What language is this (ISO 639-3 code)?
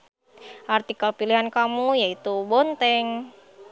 sun